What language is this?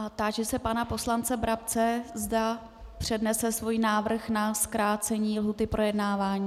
Czech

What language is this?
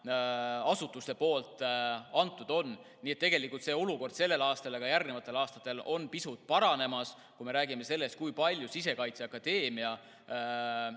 Estonian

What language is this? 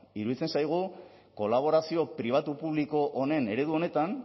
Basque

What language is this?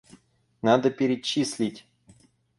Russian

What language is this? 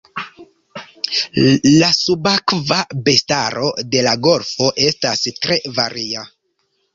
Esperanto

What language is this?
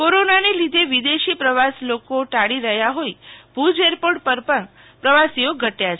Gujarati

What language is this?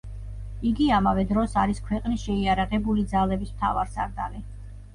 Georgian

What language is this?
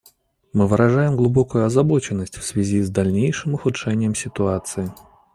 Russian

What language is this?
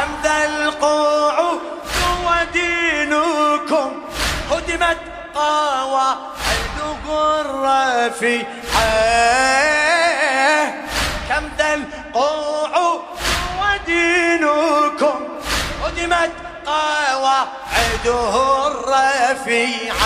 Arabic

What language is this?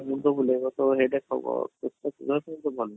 Odia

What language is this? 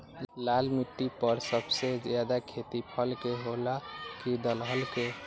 Magahi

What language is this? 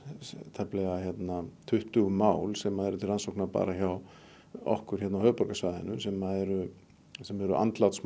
Icelandic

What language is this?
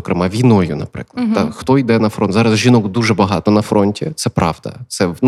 Ukrainian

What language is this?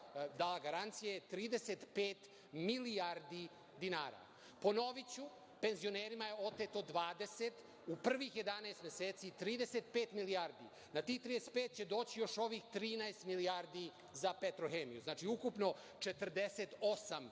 Serbian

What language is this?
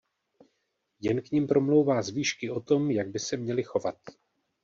Czech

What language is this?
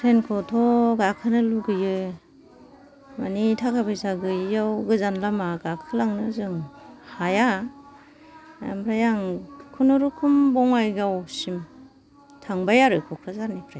Bodo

